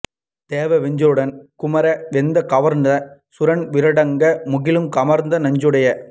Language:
Tamil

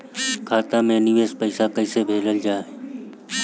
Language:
Bhojpuri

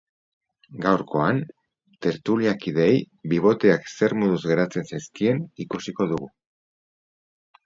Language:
Basque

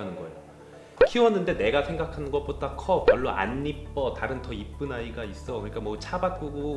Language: Korean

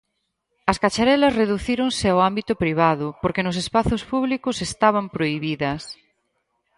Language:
Galician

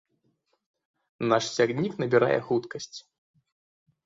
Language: Belarusian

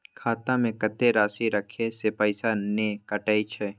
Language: Maithili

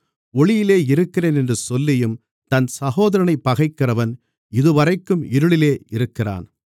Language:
Tamil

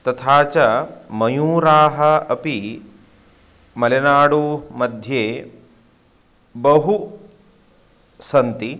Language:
Sanskrit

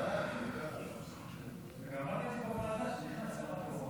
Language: Hebrew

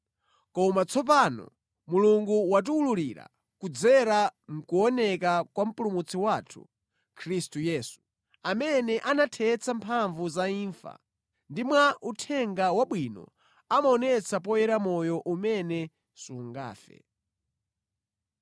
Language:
Nyanja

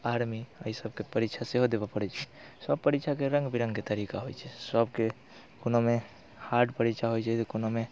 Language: Maithili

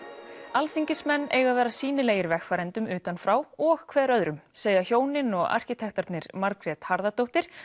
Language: Icelandic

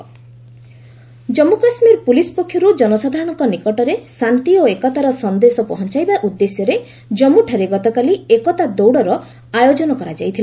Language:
Odia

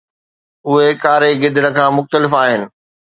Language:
Sindhi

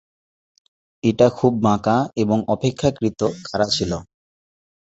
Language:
Bangla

